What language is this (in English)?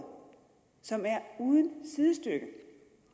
Danish